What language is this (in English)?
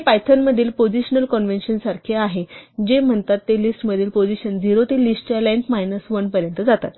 Marathi